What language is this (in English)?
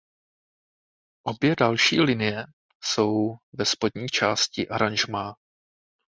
Czech